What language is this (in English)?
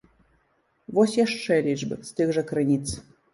Belarusian